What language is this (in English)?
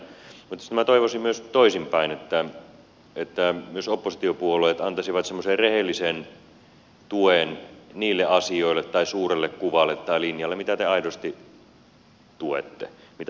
Finnish